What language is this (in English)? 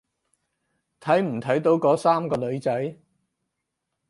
Cantonese